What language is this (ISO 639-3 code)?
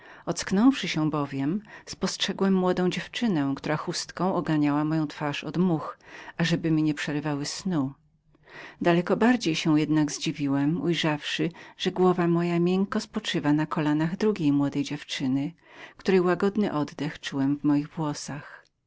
pol